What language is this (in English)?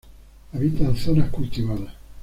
Spanish